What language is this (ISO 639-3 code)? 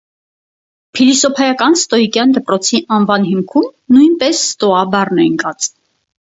hye